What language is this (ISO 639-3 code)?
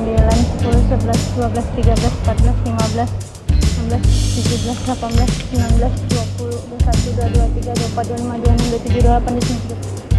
ind